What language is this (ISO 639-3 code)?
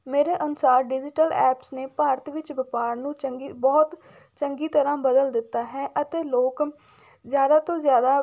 pan